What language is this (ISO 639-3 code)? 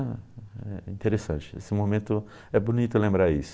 por